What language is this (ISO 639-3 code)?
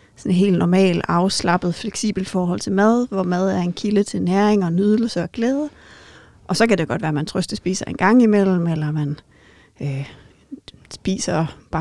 dan